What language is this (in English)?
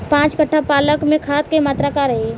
Bhojpuri